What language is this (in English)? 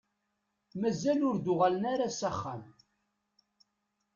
Kabyle